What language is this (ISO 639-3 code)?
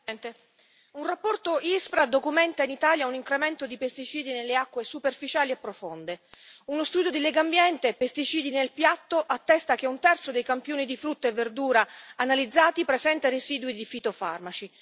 ita